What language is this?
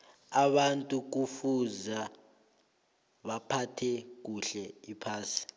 South Ndebele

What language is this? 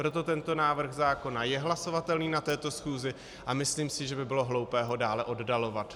Czech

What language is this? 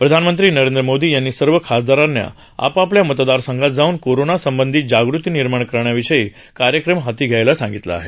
Marathi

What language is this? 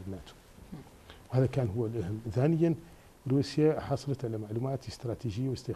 Arabic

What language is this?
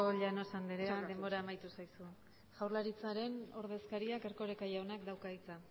Basque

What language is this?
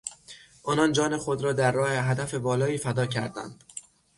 Persian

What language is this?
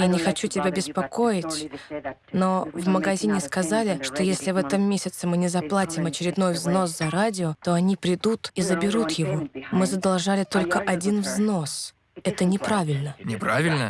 Russian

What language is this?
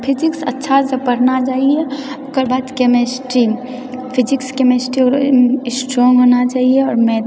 Maithili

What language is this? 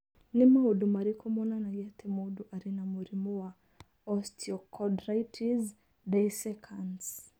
Kikuyu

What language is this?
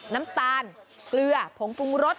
Thai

